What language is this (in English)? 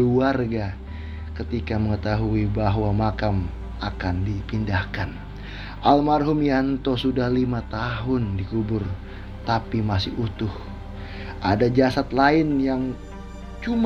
Indonesian